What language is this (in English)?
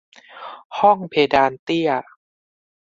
Thai